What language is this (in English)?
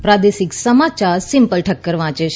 Gujarati